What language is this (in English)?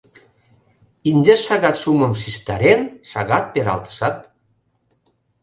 Mari